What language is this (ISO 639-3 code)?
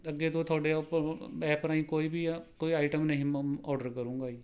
pan